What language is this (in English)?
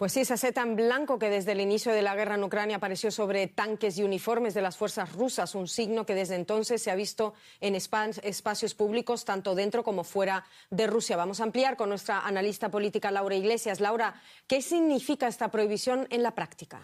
Spanish